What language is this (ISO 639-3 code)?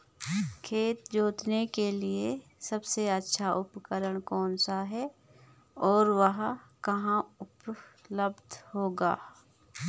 hin